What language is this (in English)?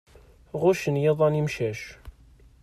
Kabyle